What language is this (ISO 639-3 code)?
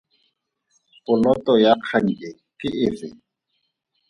tsn